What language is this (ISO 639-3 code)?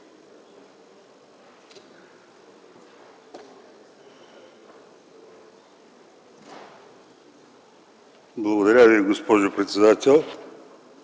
bul